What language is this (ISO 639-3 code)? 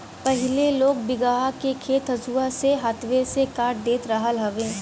bho